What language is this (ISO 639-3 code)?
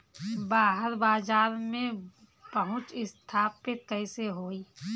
bho